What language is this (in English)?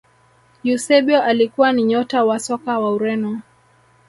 Swahili